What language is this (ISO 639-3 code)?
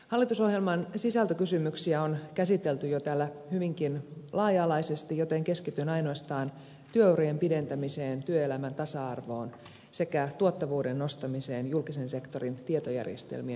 fin